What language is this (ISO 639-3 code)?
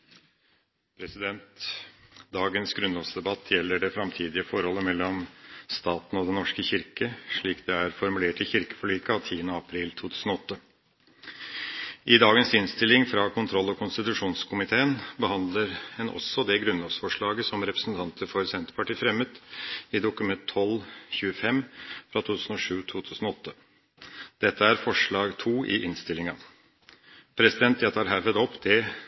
nor